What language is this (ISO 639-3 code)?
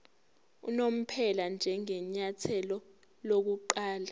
zul